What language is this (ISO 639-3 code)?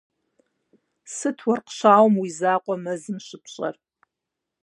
kbd